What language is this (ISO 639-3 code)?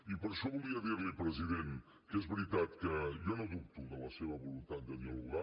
cat